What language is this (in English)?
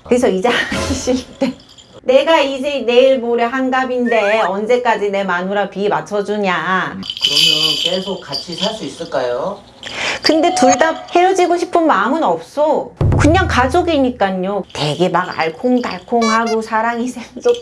Korean